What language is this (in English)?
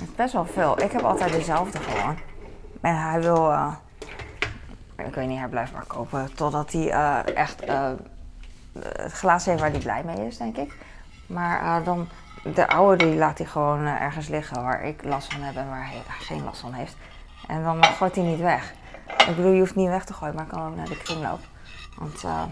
Dutch